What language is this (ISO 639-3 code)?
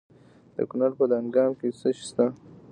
pus